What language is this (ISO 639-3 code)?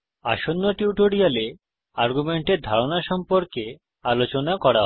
ben